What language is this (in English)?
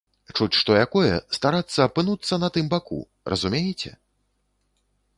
Belarusian